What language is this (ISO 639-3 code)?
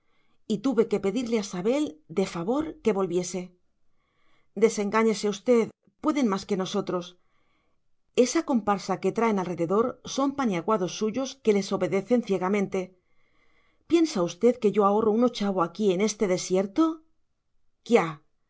spa